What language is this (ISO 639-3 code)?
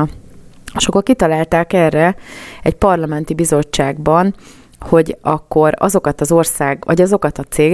hun